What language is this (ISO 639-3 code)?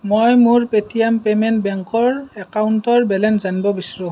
asm